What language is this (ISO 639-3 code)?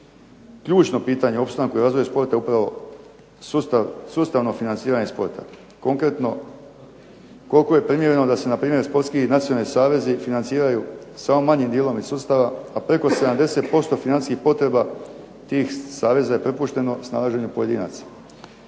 hrv